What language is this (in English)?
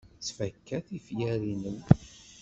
Kabyle